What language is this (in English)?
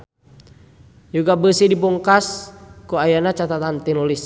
Sundanese